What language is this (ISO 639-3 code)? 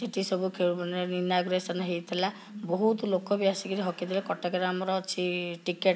ori